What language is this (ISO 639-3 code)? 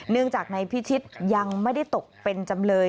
tha